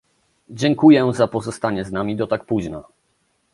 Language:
Polish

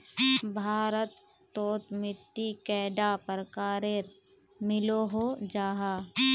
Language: Magahi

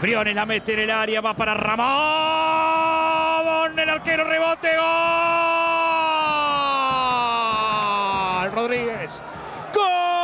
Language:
Spanish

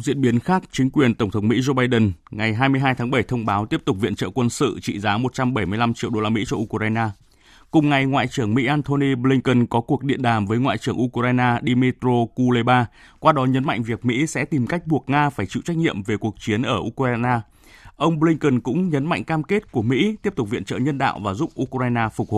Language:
Vietnamese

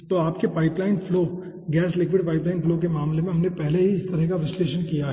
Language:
Hindi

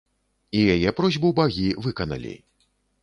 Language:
Belarusian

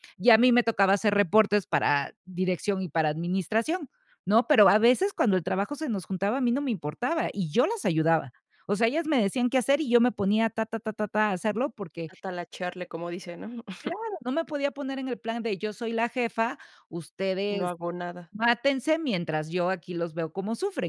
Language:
Spanish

